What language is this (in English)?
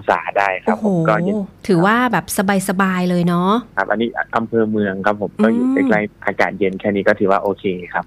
Thai